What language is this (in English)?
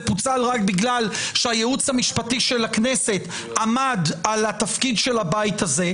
Hebrew